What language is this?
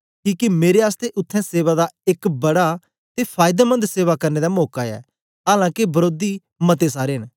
Dogri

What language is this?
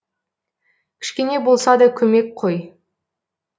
Kazakh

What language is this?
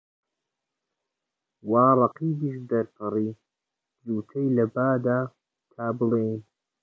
Central Kurdish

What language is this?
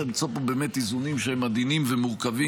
Hebrew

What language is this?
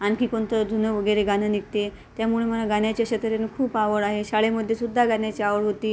Marathi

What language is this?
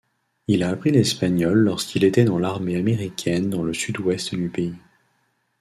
French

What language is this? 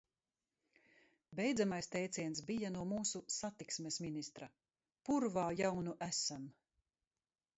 Latvian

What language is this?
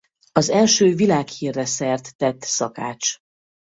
Hungarian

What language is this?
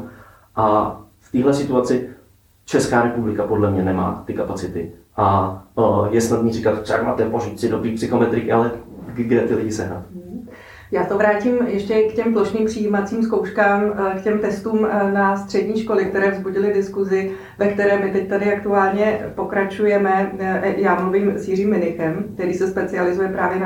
Czech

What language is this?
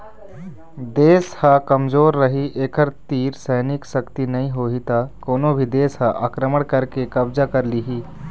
Chhattisgarhi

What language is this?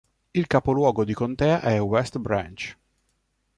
Italian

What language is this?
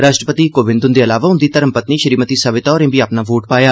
Dogri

